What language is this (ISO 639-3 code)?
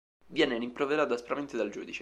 ita